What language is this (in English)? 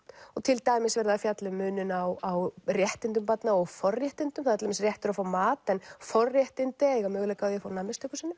Icelandic